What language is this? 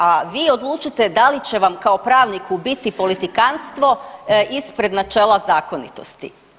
Croatian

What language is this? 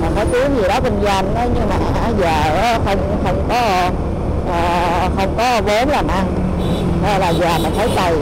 Vietnamese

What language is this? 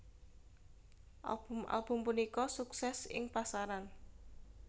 Javanese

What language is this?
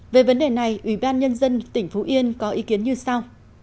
Vietnamese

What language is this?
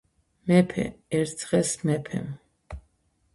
Georgian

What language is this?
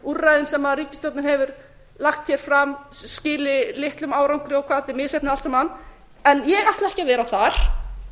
Icelandic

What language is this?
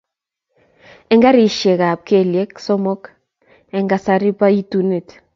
Kalenjin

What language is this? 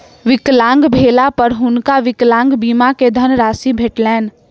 Maithili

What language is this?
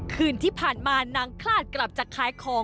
Thai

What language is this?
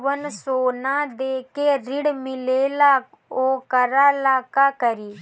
Bhojpuri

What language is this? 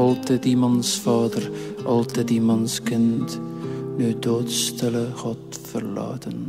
Dutch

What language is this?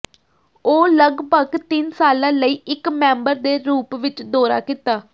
Punjabi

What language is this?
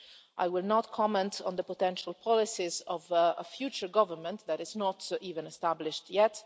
English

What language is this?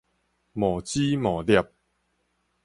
Min Nan Chinese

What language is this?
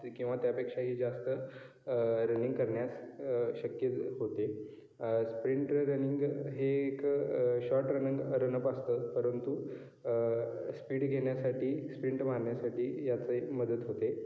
Marathi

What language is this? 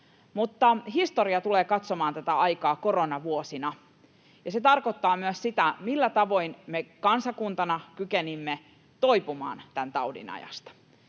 Finnish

